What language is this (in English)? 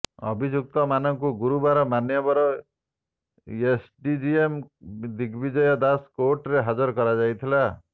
Odia